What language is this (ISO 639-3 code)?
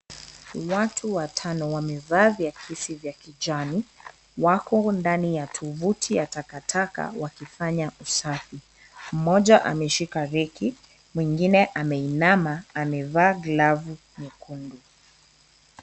swa